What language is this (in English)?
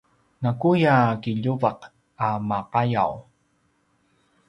Paiwan